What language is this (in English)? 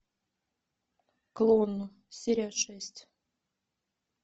Russian